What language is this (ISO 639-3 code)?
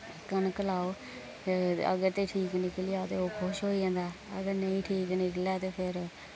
doi